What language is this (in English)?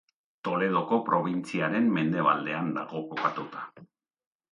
Basque